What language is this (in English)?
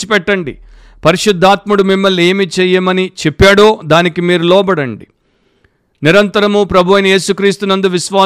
Telugu